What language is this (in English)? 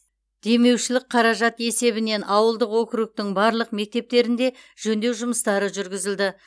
Kazakh